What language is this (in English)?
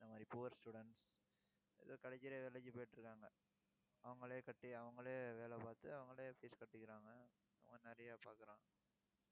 Tamil